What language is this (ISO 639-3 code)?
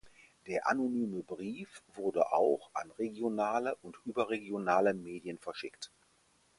deu